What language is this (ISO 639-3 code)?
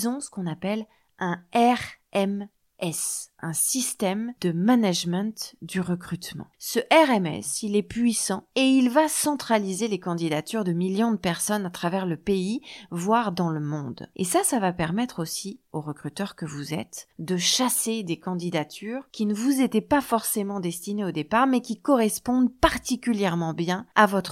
fra